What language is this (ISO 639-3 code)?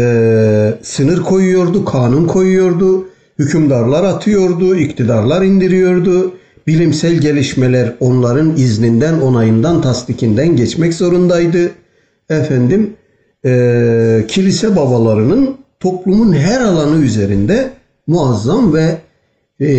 tur